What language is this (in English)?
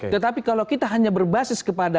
Indonesian